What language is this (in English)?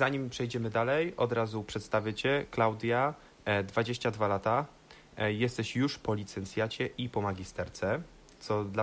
Polish